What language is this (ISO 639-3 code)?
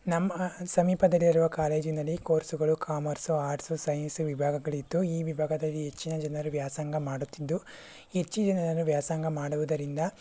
kan